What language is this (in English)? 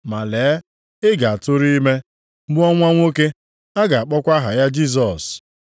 Igbo